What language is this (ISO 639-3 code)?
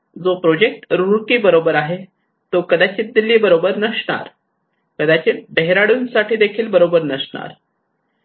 mar